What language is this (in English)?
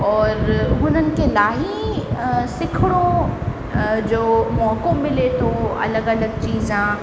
Sindhi